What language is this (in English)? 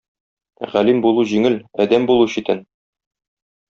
Tatar